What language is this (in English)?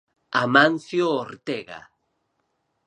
Galician